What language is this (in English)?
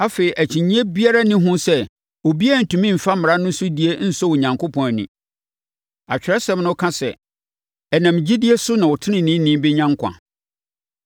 Akan